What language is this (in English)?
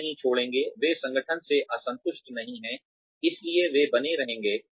Hindi